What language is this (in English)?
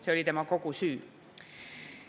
Estonian